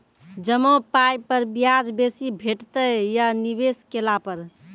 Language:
Maithili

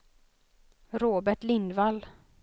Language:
Swedish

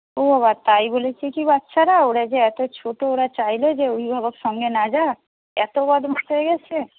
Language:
Bangla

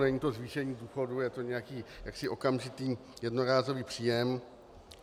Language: Czech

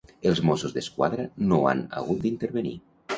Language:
Catalan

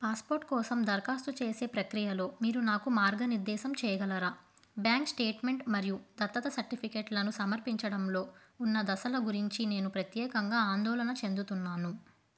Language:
Telugu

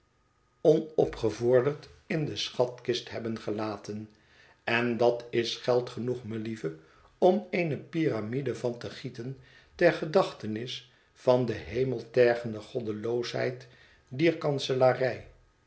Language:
Dutch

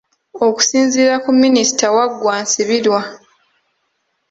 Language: Ganda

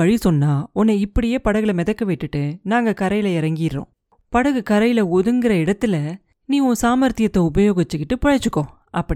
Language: Tamil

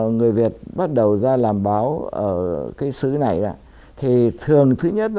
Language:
Vietnamese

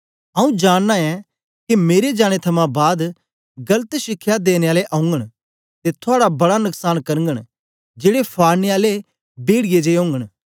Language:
Dogri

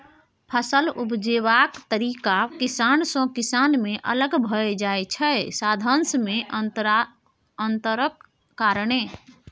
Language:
Maithili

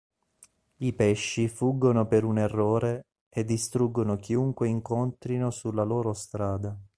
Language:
Italian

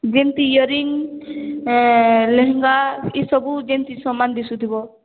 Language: Odia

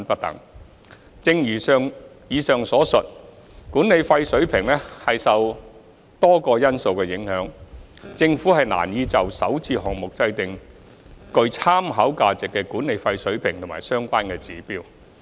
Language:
Cantonese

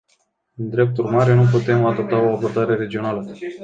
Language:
Romanian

